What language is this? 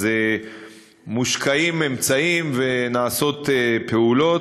Hebrew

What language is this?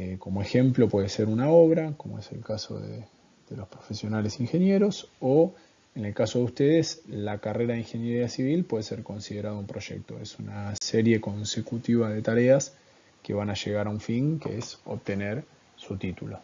Spanish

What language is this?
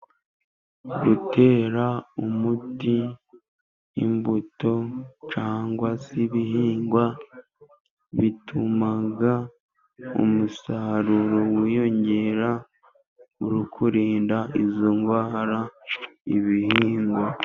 Kinyarwanda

